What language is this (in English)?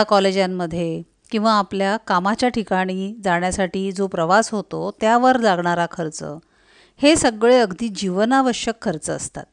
Marathi